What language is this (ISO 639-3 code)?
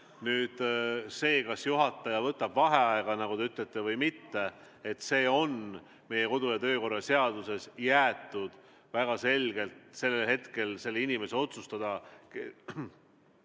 est